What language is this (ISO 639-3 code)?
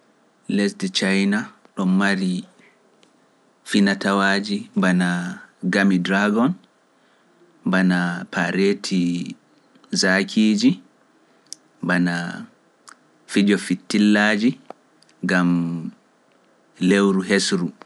fuf